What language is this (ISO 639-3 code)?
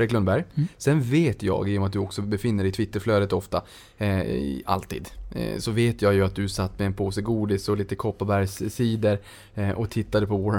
swe